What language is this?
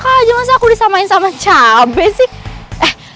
Indonesian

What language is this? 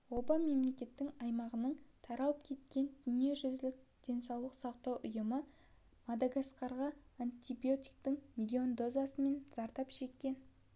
Kazakh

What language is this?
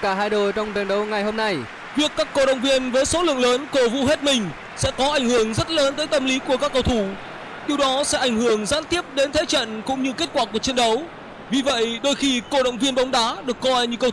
Vietnamese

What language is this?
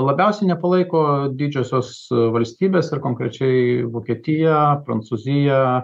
Lithuanian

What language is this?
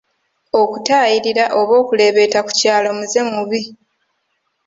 Ganda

